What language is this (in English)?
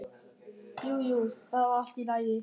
Icelandic